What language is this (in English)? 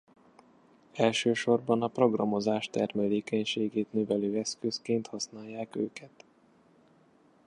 Hungarian